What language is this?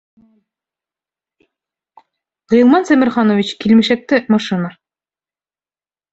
Bashkir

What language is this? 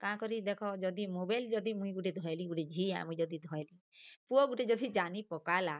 Odia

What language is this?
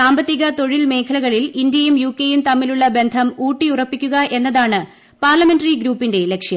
Malayalam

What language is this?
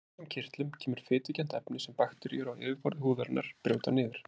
Icelandic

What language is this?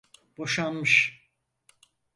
Turkish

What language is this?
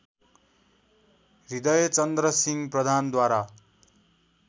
Nepali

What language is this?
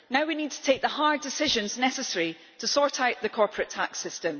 English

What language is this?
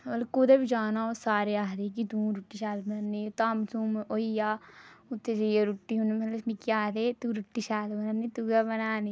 Dogri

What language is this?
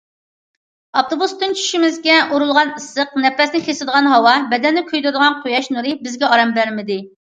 Uyghur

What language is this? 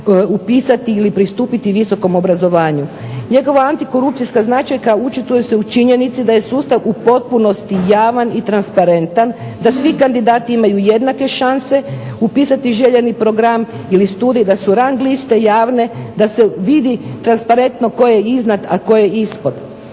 Croatian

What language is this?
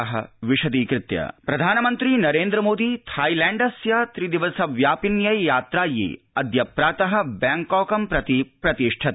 Sanskrit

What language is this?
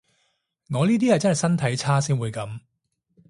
Cantonese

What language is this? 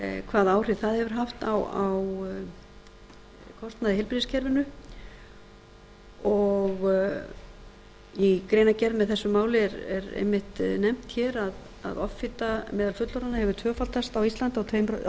Icelandic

